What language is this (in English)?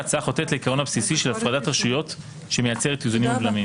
Hebrew